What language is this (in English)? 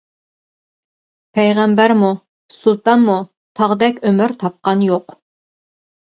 Uyghur